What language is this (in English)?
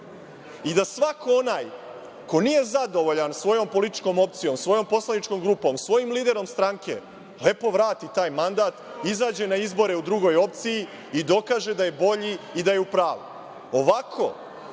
Serbian